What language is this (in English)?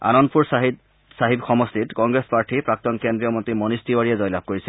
Assamese